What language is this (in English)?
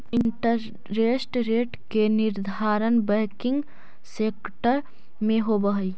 Magahi